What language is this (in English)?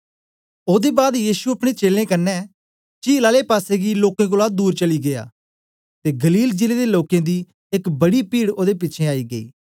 Dogri